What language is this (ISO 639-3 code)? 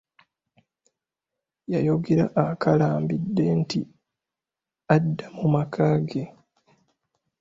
lug